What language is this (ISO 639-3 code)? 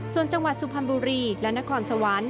tha